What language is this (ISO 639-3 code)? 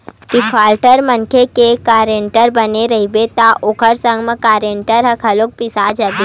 hne